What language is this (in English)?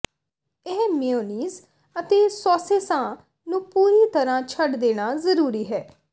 Punjabi